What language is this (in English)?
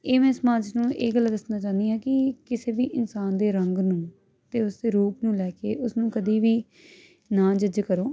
Punjabi